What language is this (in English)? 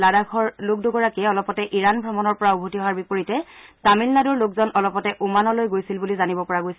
Assamese